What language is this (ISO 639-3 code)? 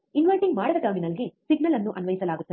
kan